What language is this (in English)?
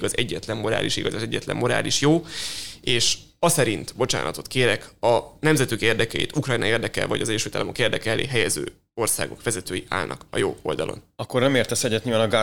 Hungarian